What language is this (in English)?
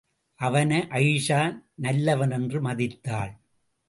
Tamil